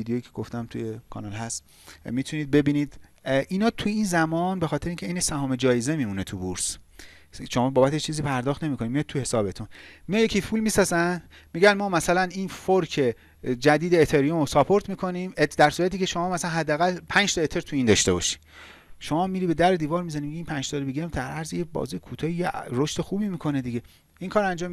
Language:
Persian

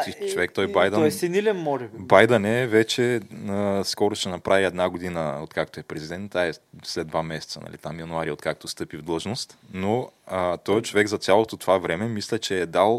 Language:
Bulgarian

